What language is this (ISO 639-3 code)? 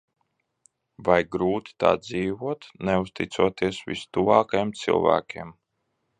lav